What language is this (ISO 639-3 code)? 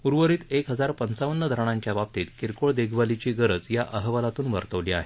mar